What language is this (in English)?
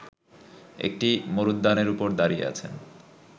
Bangla